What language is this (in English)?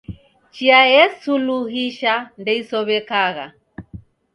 Taita